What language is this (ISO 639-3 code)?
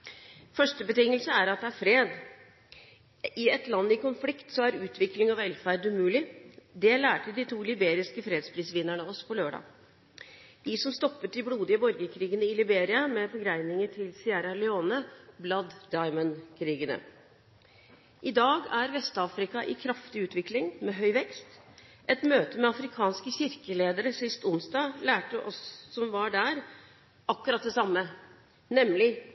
nob